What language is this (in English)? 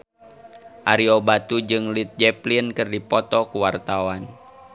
Sundanese